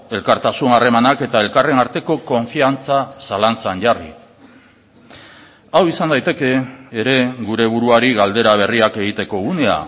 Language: Basque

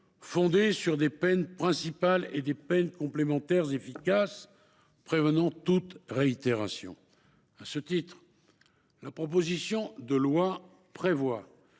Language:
French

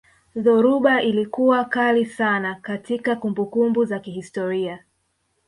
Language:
Swahili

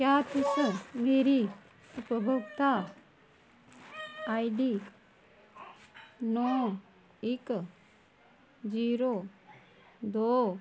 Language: Dogri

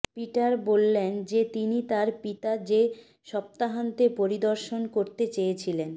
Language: Bangla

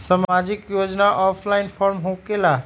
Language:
Magahi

